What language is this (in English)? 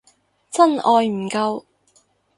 Cantonese